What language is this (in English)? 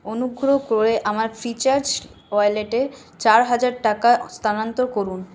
Bangla